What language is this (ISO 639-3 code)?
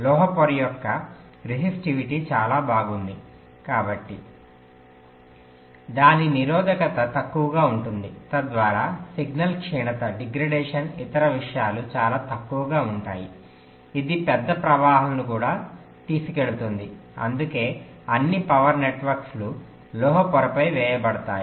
tel